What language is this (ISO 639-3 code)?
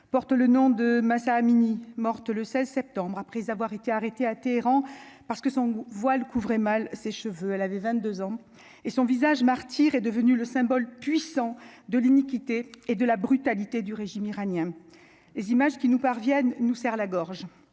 fra